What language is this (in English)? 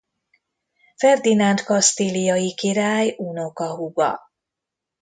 Hungarian